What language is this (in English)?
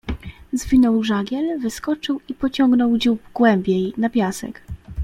Polish